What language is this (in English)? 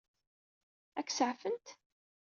Kabyle